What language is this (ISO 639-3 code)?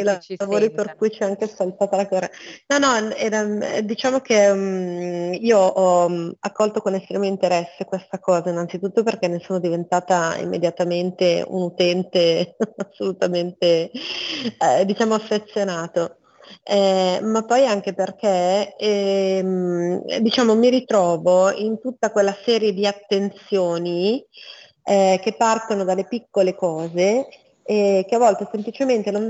ita